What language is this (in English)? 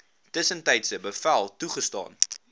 Afrikaans